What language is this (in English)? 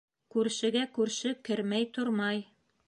Bashkir